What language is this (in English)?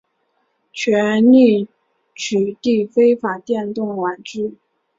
Chinese